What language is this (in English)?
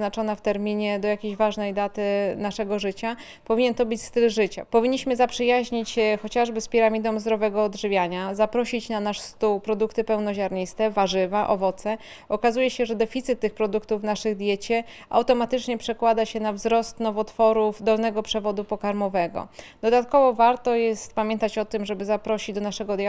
Polish